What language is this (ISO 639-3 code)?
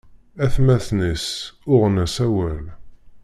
kab